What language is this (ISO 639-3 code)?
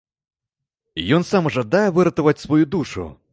bel